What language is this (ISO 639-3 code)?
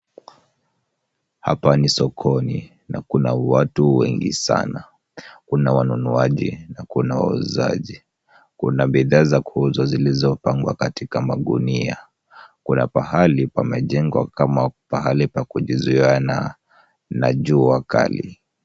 swa